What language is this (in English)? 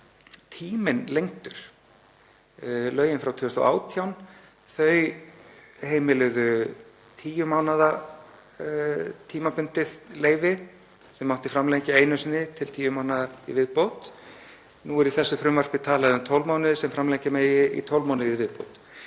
Icelandic